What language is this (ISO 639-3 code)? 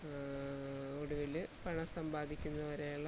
mal